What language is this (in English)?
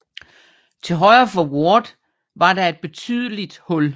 Danish